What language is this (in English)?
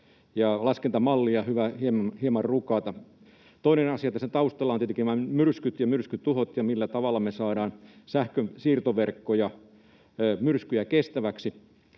Finnish